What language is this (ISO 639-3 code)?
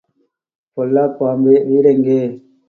tam